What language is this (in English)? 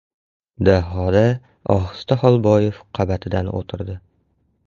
Uzbek